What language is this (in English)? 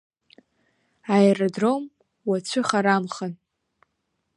Abkhazian